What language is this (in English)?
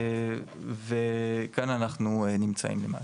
Hebrew